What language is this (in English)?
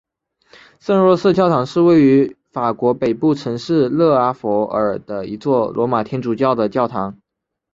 Chinese